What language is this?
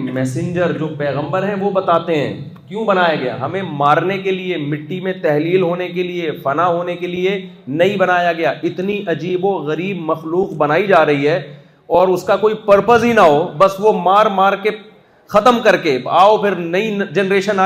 Urdu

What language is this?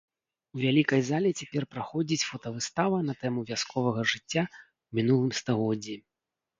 Belarusian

